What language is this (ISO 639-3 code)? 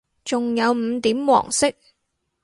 yue